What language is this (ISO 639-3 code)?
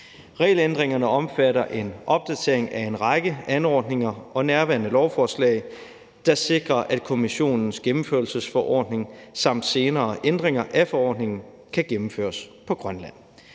dan